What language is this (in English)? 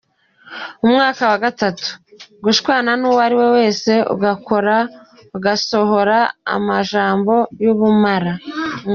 Kinyarwanda